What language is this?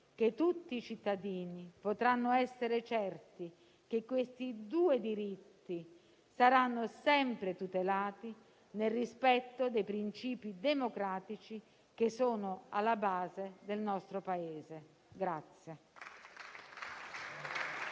Italian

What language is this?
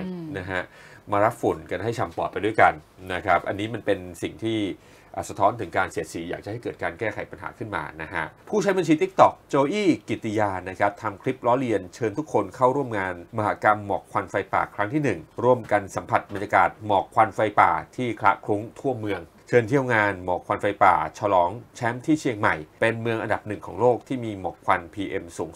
Thai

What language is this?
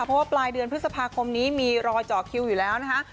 Thai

